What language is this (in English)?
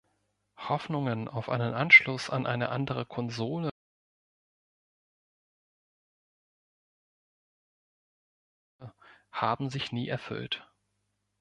German